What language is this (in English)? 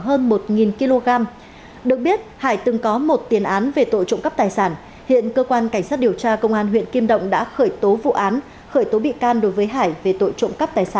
Vietnamese